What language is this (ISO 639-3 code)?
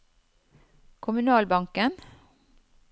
nor